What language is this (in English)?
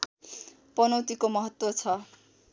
Nepali